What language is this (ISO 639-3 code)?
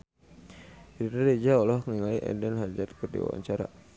sun